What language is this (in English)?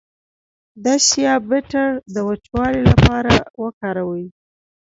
Pashto